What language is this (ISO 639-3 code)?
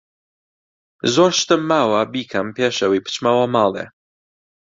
ckb